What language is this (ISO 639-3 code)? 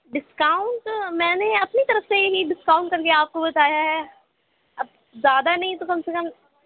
urd